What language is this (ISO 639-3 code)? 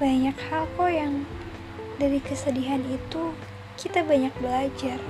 ind